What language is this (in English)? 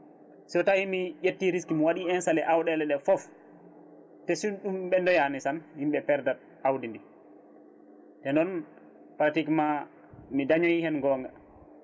Fula